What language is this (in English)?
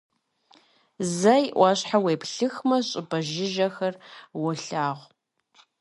Kabardian